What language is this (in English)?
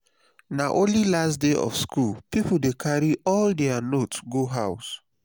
Nigerian Pidgin